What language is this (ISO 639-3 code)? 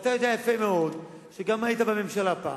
heb